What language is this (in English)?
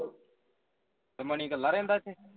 Punjabi